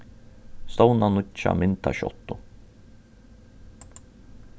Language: Faroese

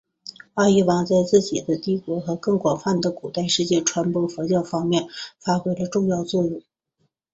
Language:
Chinese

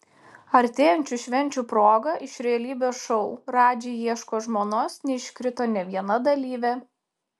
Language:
Lithuanian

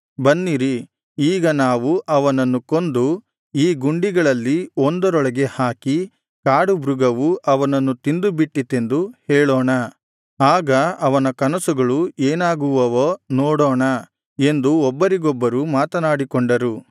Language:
Kannada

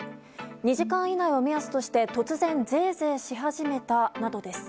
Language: Japanese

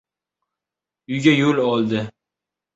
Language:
Uzbek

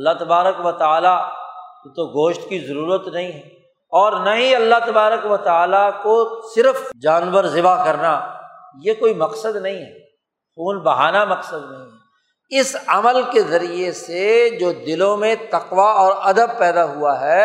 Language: Urdu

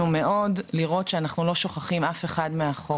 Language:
Hebrew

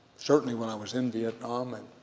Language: English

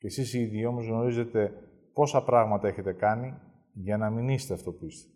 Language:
Greek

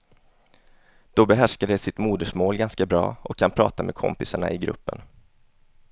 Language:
Swedish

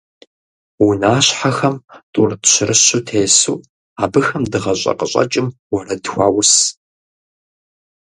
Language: Kabardian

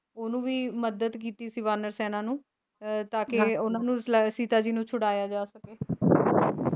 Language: Punjabi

